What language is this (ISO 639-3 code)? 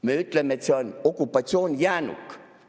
est